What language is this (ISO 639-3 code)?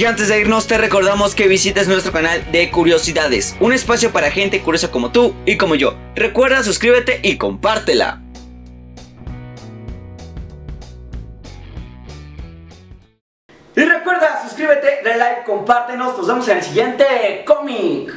spa